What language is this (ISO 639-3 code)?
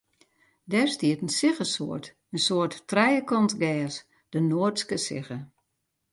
fry